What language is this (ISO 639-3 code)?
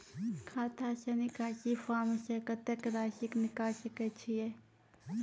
mai